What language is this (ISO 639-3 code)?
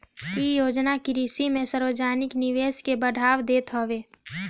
bho